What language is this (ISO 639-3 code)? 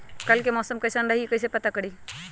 mag